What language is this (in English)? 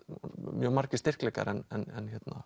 Icelandic